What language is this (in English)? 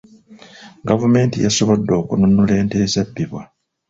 Ganda